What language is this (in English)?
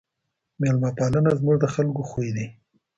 Pashto